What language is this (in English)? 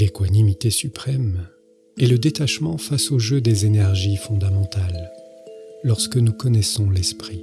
French